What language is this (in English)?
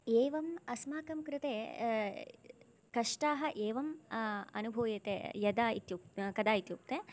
Sanskrit